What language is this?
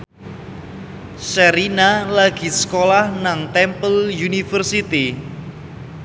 Javanese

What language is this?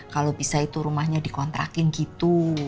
Indonesian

